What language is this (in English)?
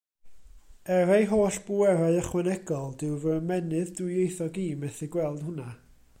Welsh